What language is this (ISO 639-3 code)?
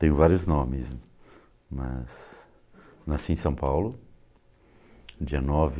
por